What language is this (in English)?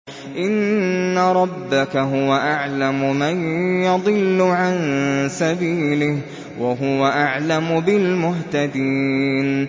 Arabic